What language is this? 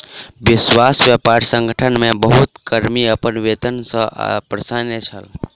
Maithili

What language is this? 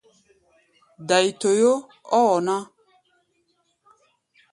Gbaya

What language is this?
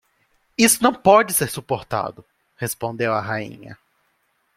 Portuguese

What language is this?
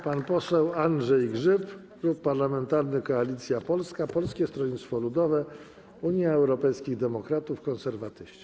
Polish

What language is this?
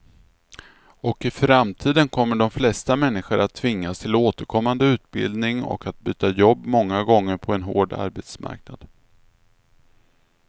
Swedish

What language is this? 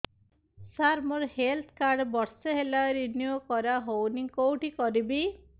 Odia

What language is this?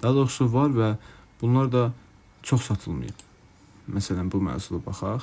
Turkish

